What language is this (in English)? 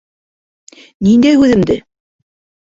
Bashkir